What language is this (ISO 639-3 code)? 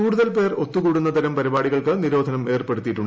mal